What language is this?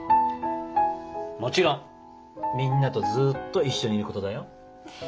Japanese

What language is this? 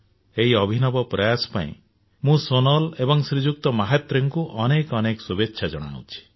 Odia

